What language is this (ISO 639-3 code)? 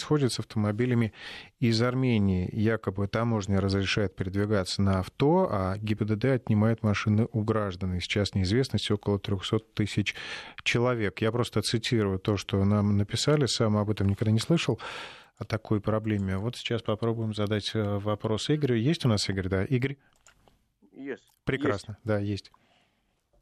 rus